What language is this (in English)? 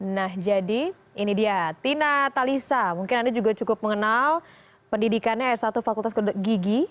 Indonesian